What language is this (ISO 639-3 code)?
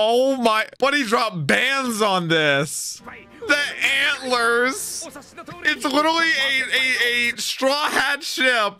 eng